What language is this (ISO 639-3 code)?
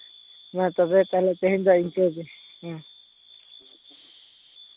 sat